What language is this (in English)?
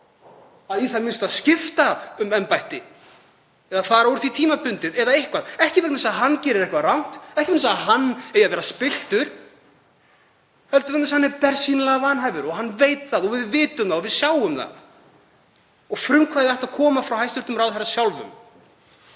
Icelandic